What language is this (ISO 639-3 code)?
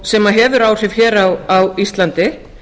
isl